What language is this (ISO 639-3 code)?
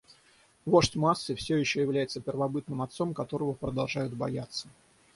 rus